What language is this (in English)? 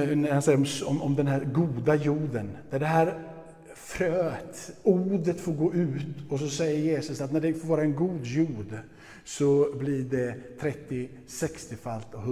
Swedish